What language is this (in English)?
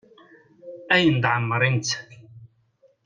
Kabyle